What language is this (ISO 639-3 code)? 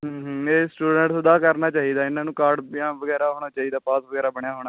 pan